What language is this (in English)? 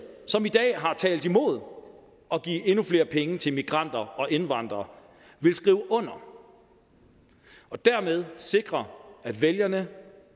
Danish